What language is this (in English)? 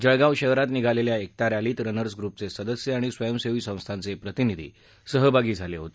Marathi